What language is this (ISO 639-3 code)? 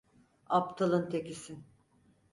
tur